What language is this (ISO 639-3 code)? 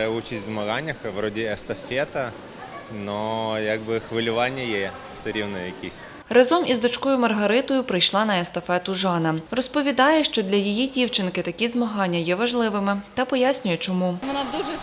ukr